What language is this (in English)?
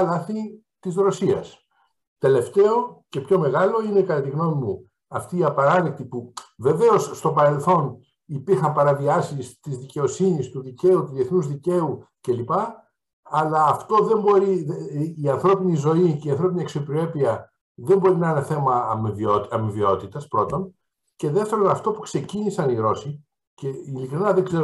Greek